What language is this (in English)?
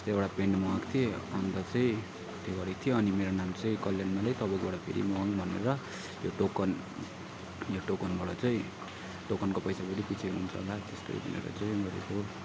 Nepali